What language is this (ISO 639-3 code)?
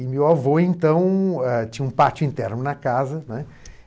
por